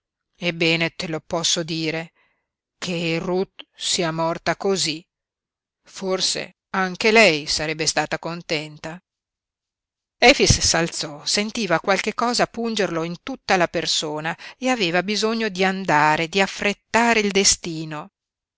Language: Italian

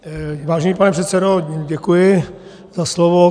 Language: Czech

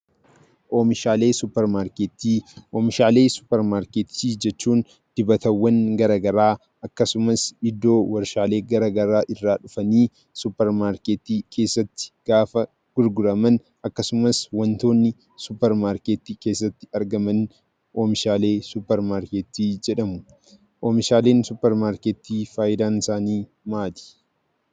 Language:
Oromo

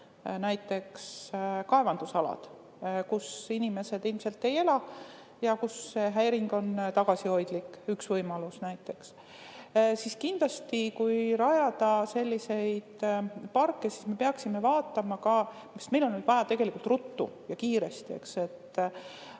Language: Estonian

